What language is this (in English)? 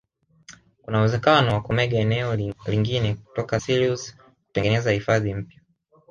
Swahili